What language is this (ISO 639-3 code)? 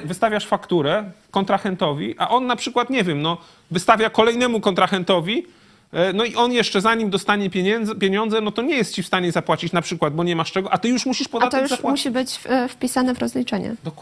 pol